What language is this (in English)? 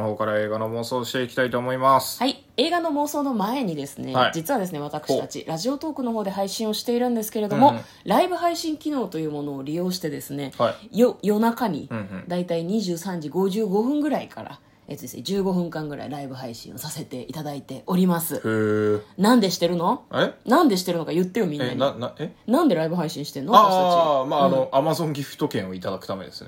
Japanese